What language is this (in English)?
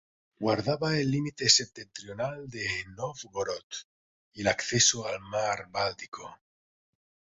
Spanish